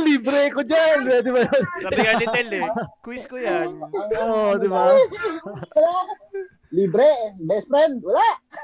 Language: Filipino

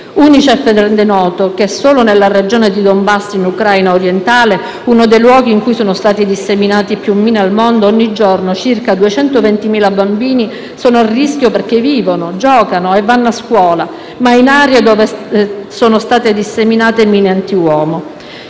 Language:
Italian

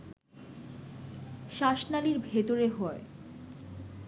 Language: Bangla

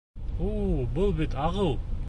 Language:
Bashkir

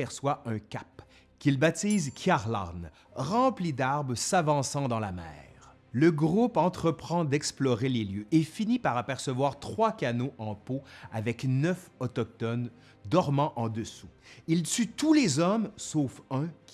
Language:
French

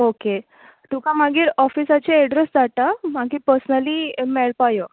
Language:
Konkani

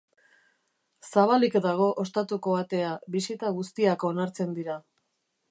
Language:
Basque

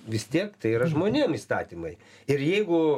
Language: Lithuanian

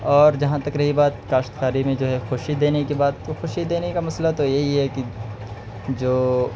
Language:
Urdu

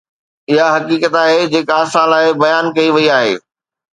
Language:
Sindhi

